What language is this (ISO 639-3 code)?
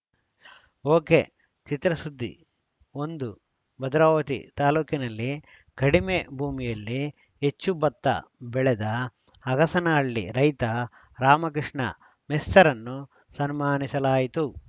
kan